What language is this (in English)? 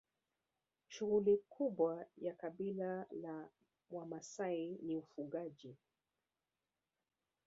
Swahili